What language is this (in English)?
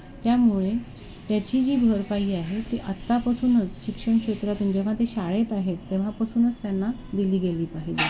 Marathi